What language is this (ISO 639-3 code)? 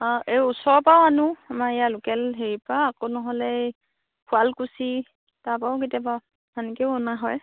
asm